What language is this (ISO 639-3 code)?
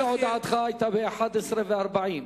heb